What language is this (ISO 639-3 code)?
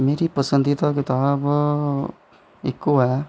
doi